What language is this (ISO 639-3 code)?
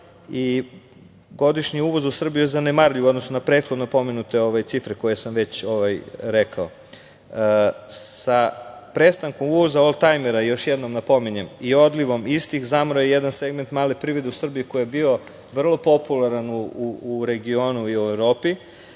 srp